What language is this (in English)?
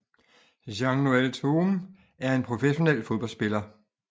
Danish